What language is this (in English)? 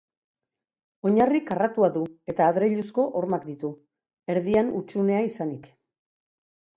Basque